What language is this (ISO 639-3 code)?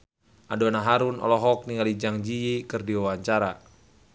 sun